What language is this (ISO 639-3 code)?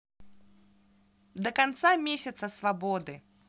rus